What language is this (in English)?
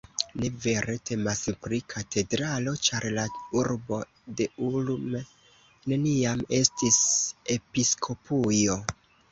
Esperanto